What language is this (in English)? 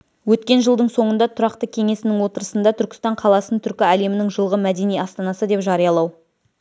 Kazakh